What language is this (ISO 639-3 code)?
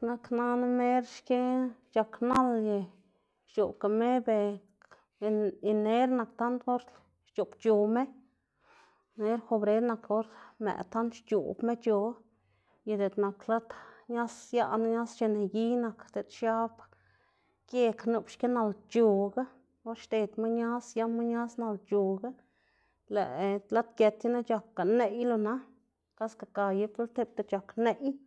ztg